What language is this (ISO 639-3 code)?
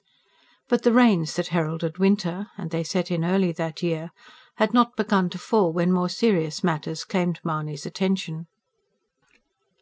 eng